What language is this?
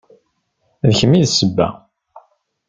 Kabyle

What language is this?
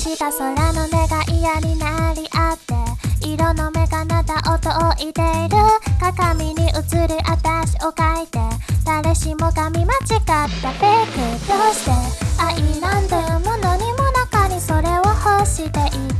Japanese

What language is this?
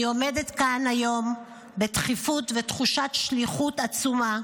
Hebrew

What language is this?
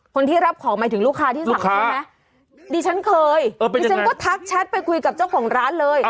Thai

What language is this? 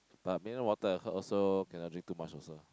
English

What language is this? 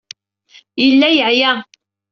Kabyle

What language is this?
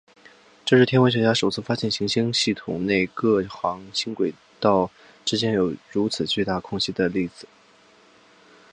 Chinese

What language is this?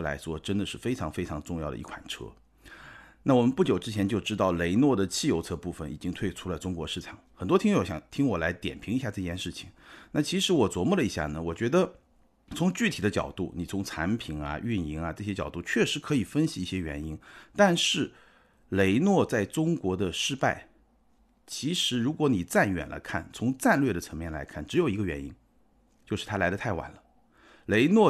Chinese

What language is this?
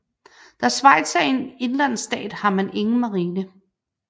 Danish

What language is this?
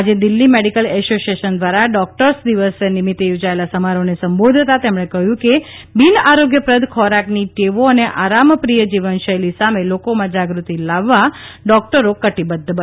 Gujarati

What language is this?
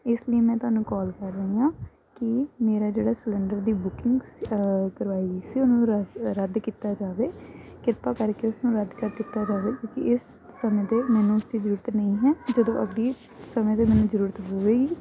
Punjabi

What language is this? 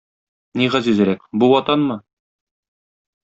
Tatar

